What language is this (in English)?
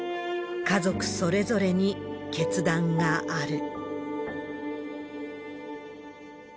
Japanese